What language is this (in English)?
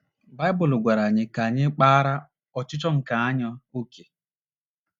Igbo